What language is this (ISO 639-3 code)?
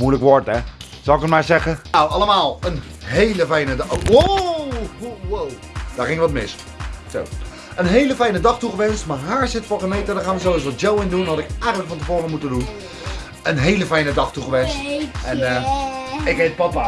nld